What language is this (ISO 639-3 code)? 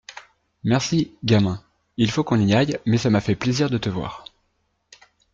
fra